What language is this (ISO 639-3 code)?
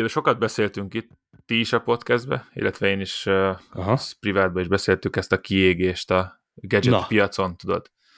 hun